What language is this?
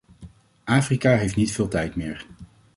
Dutch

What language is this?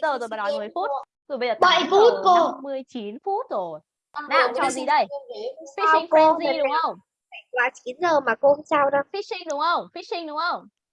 Vietnamese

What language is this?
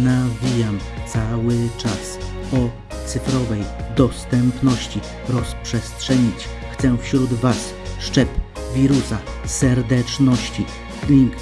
Polish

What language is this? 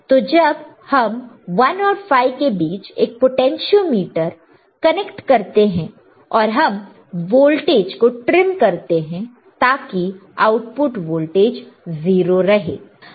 Hindi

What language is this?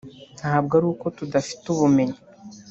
Kinyarwanda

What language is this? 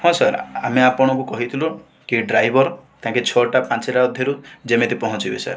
Odia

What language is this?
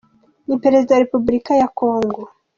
Kinyarwanda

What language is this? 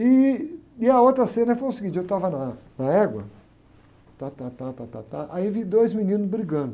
Portuguese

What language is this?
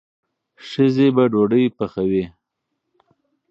Pashto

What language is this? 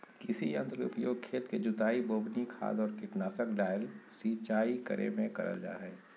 Magahi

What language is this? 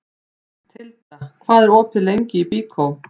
Icelandic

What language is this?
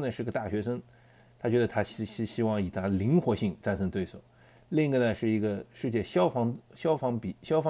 Chinese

